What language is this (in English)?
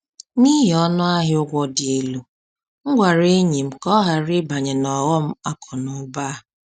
Igbo